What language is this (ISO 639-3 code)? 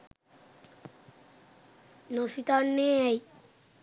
sin